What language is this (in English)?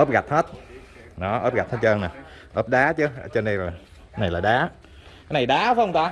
Vietnamese